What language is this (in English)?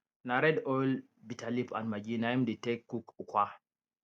Nigerian Pidgin